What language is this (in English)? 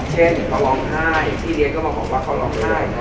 Thai